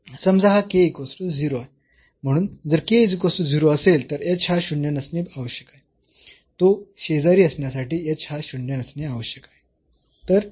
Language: Marathi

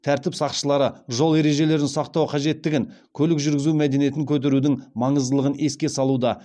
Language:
Kazakh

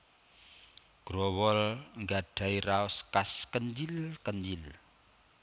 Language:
Javanese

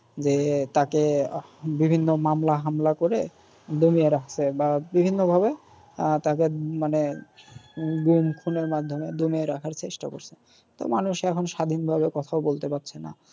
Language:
Bangla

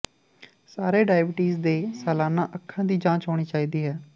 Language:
Punjabi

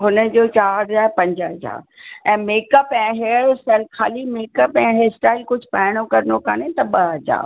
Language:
Sindhi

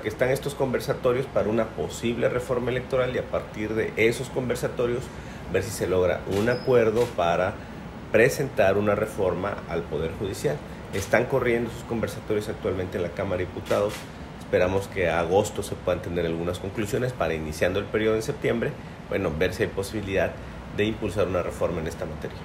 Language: Spanish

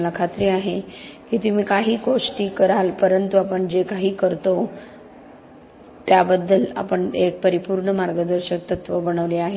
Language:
Marathi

